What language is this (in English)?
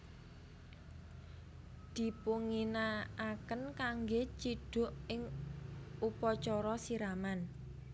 Javanese